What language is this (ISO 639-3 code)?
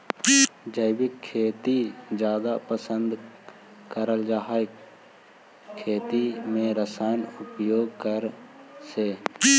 mag